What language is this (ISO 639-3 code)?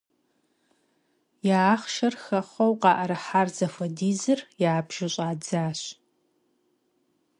kbd